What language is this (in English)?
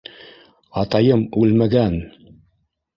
Bashkir